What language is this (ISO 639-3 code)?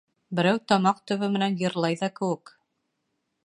bak